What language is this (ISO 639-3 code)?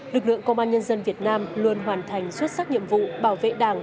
vie